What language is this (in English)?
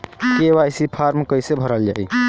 Bhojpuri